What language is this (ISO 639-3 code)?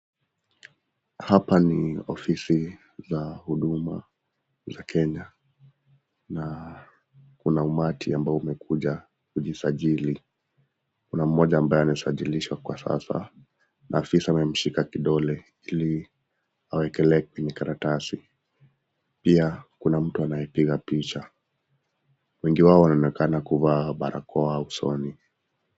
swa